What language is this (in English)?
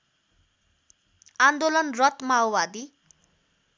Nepali